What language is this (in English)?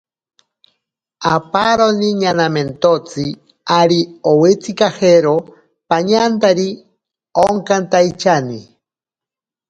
Ashéninka Perené